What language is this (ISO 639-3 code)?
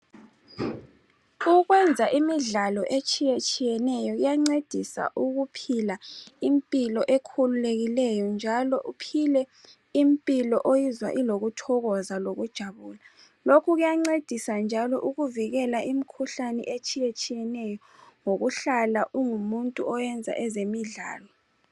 nde